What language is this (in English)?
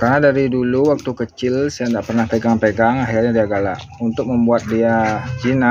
Indonesian